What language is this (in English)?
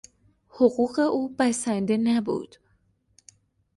Persian